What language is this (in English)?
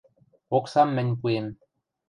Western Mari